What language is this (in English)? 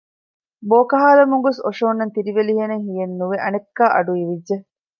Divehi